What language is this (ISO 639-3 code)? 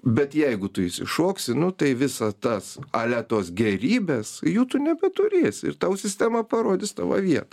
lit